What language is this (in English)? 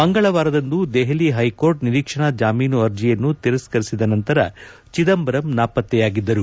Kannada